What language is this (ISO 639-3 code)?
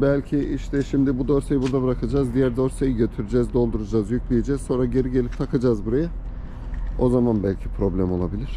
tur